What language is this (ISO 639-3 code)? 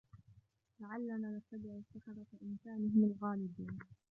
ara